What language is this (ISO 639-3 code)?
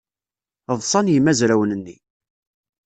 kab